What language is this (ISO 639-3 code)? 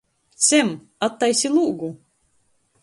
ltg